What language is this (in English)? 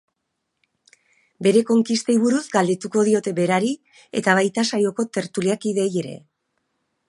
Basque